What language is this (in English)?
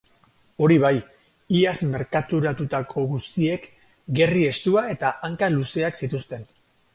Basque